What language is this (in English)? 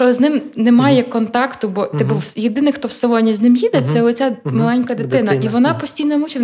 Ukrainian